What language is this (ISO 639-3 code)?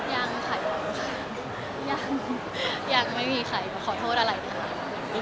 tha